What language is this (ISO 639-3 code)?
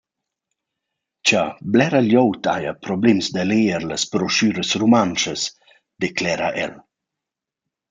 roh